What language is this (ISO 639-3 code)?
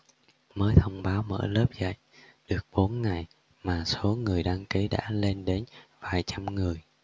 vie